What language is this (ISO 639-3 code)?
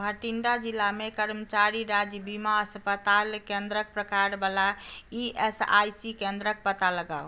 mai